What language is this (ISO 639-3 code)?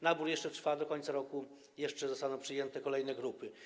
pol